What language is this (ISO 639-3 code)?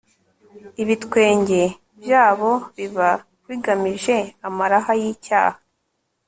kin